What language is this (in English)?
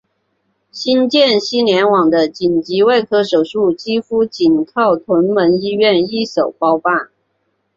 Chinese